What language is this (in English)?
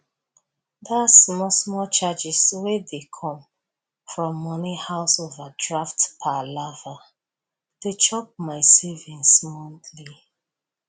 Nigerian Pidgin